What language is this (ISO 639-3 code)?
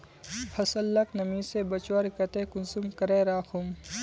mag